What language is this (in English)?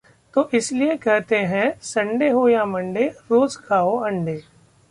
Hindi